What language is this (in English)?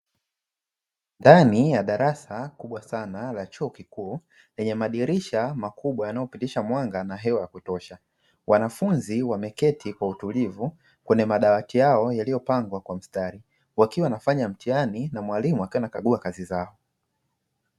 Swahili